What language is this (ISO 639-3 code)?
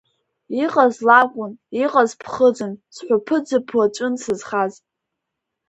abk